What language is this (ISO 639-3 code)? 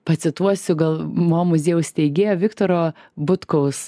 lit